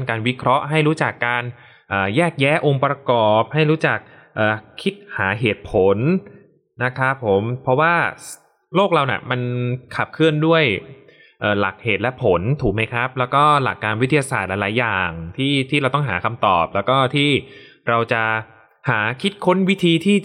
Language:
Thai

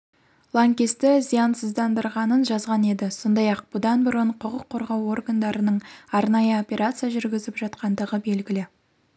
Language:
Kazakh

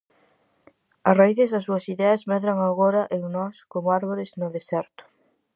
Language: Galician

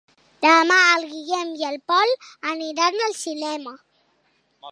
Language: Catalan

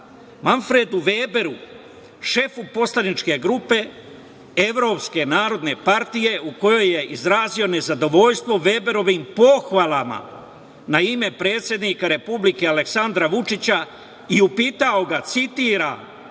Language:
Serbian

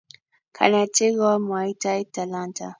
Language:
Kalenjin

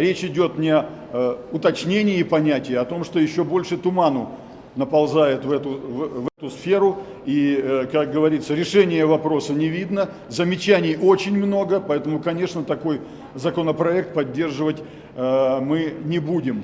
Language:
Russian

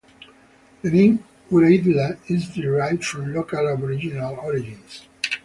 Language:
English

